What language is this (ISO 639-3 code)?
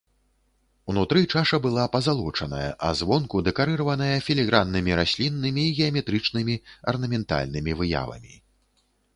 bel